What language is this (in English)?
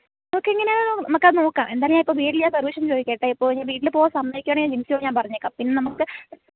Malayalam